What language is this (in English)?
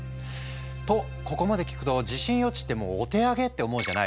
Japanese